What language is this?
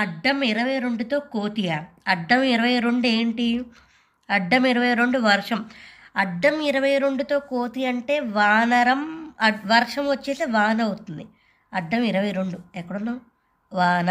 Telugu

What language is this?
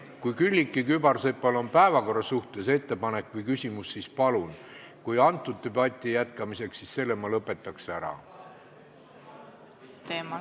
Estonian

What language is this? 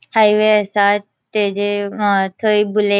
Konkani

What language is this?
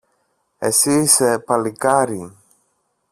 Greek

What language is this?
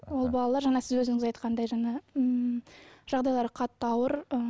Kazakh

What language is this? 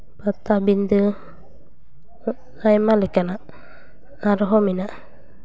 Santali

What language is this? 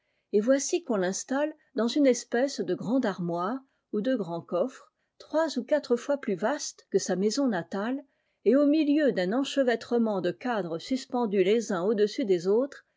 French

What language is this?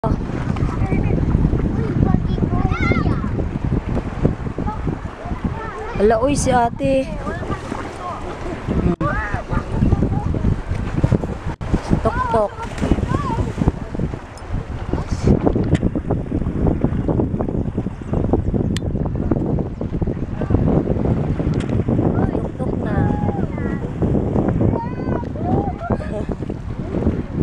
Filipino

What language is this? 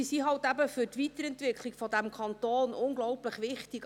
Swiss German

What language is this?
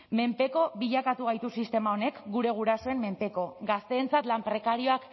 Basque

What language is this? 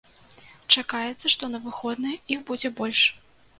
Belarusian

